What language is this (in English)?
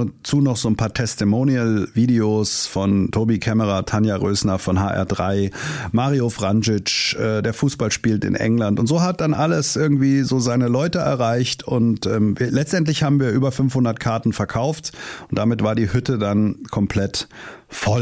German